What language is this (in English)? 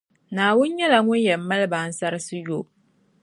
Dagbani